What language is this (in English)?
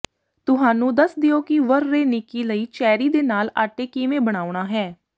Punjabi